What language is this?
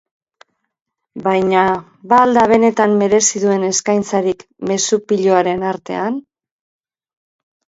Basque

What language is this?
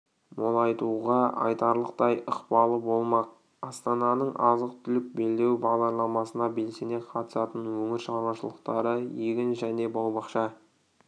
Kazakh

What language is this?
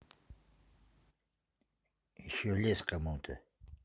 Russian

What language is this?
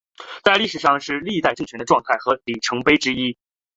Chinese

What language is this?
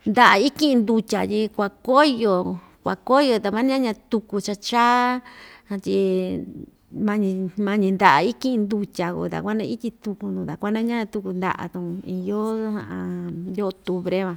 Ixtayutla Mixtec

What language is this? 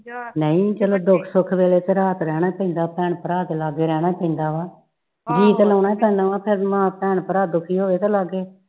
Punjabi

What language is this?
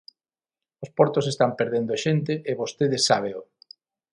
Galician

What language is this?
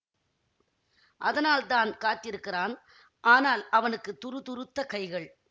Tamil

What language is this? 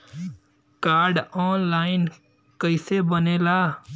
Bhojpuri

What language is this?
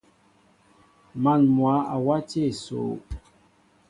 Mbo (Cameroon)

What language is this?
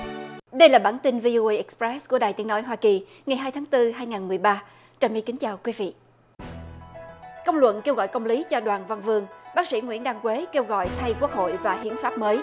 Vietnamese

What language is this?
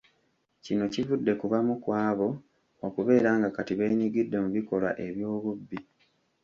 Ganda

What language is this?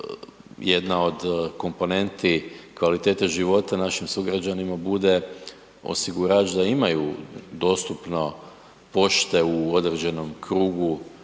Croatian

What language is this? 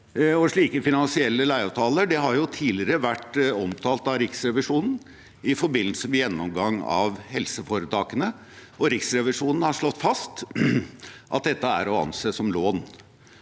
Norwegian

